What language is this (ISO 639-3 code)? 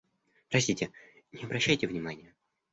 rus